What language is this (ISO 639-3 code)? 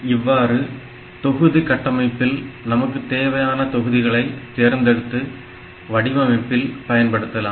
tam